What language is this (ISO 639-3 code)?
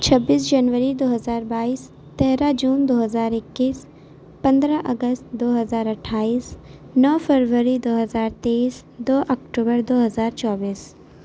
urd